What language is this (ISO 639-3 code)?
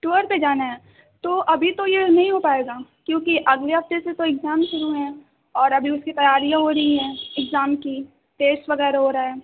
urd